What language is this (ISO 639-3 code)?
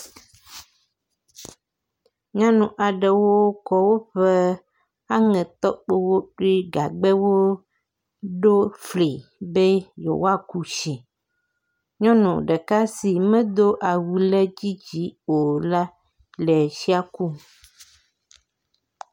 ewe